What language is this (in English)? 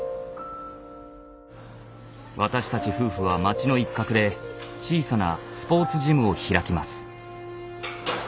Japanese